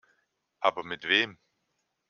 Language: German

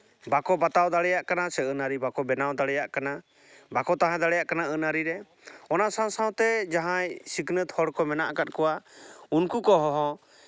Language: Santali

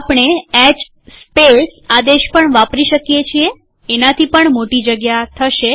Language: Gujarati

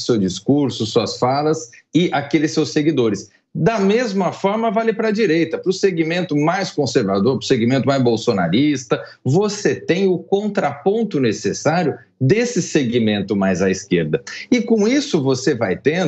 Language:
Portuguese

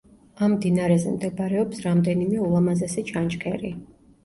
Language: Georgian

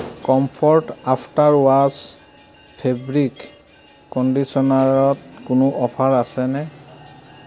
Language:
Assamese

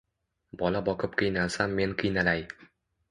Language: Uzbek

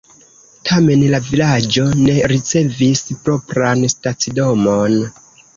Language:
Esperanto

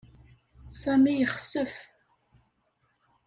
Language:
Kabyle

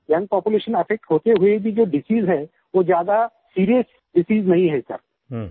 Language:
Hindi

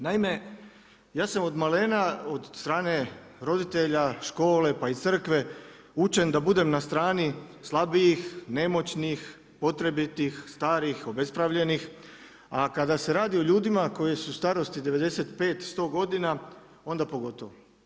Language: Croatian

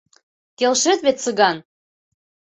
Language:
Mari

